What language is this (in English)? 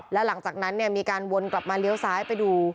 Thai